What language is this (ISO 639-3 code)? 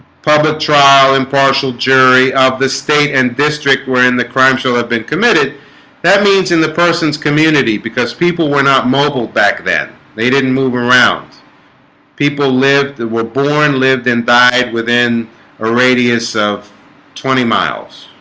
eng